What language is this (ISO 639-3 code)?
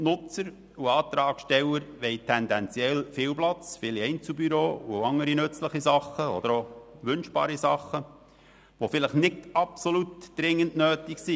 gsw